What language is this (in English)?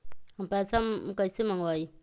Magahi